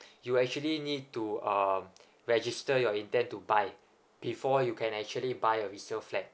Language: English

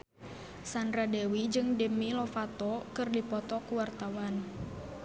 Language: Sundanese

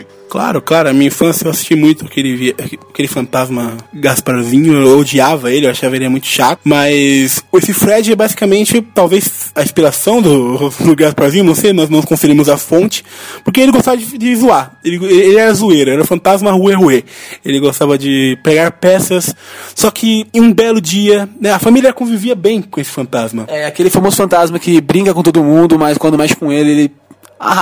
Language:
Portuguese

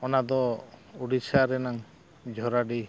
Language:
Santali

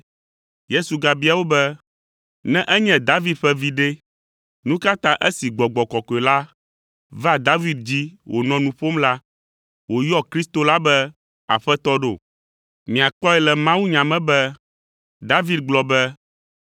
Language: Ewe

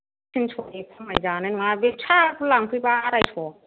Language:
Bodo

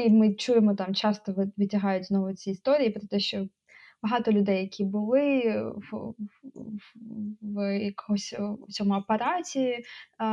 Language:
Ukrainian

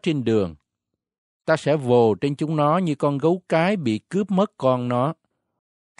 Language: Vietnamese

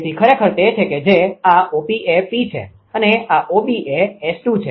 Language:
Gujarati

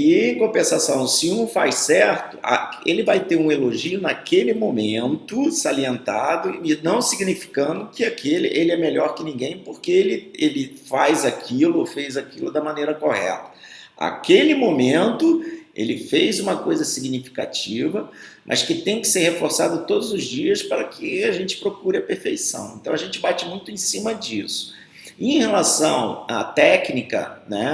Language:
Portuguese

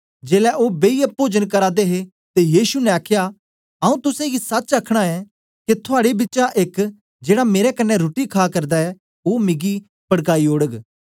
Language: Dogri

